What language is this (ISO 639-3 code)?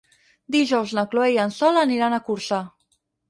cat